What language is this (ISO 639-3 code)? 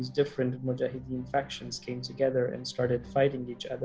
ind